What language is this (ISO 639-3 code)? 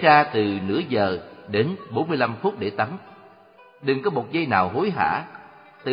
vie